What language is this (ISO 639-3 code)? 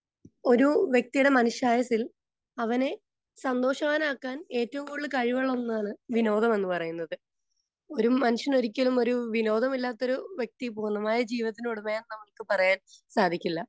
mal